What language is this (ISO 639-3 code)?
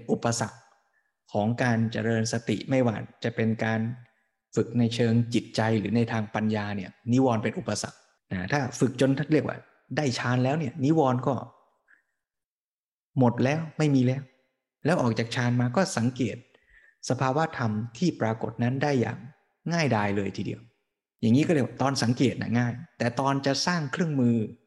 tha